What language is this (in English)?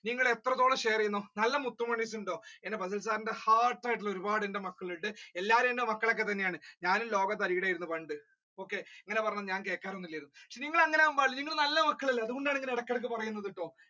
Malayalam